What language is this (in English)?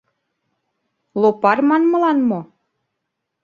Mari